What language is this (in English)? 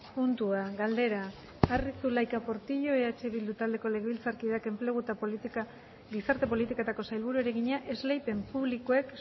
Basque